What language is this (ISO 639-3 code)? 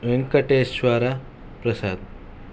kan